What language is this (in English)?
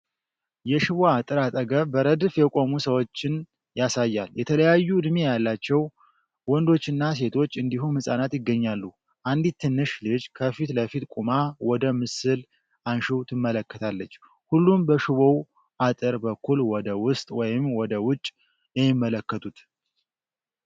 Amharic